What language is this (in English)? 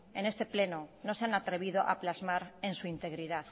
Spanish